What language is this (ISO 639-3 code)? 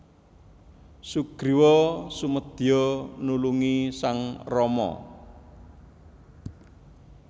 jav